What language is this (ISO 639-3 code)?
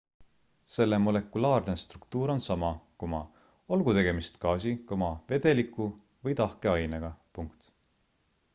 est